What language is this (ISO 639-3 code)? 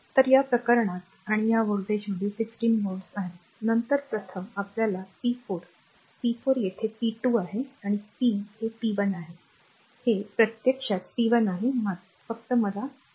mar